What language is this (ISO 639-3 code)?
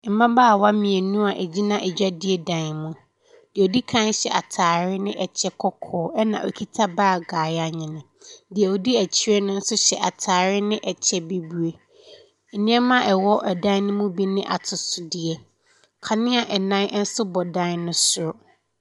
aka